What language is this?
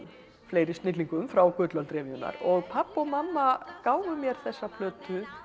Icelandic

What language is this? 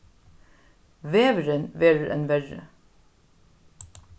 Faroese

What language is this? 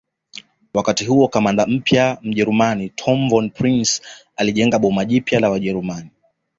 Swahili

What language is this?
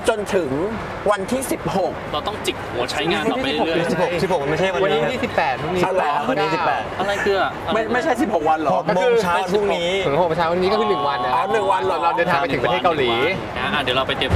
Thai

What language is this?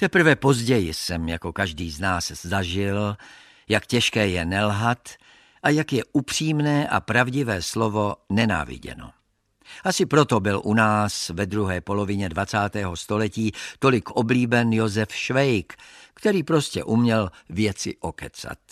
Czech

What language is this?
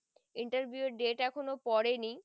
Bangla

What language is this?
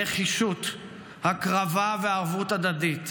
Hebrew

